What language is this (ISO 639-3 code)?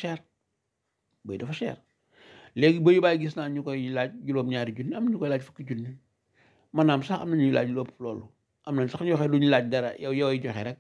ara